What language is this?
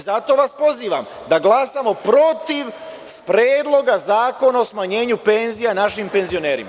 Serbian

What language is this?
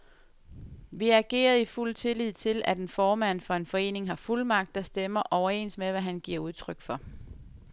Danish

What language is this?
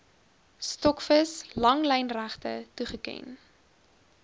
Afrikaans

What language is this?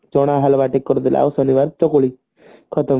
Odia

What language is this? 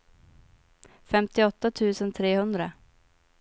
Swedish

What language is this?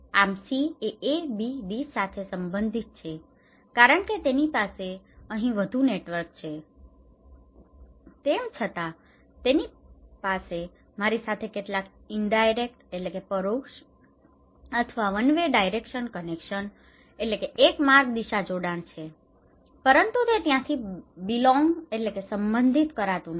Gujarati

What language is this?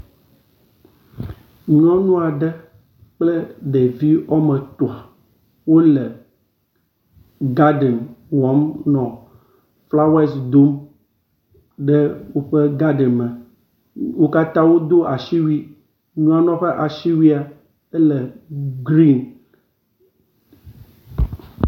Ewe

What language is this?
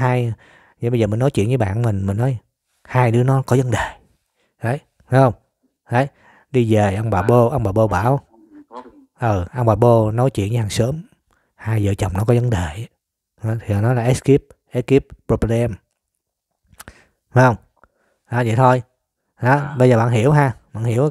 Vietnamese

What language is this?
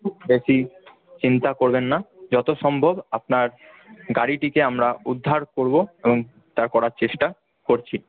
Bangla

